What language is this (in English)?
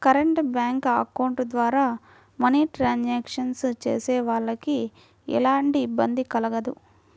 Telugu